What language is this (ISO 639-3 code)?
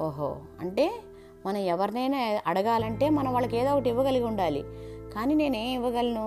tel